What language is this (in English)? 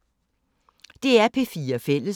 Danish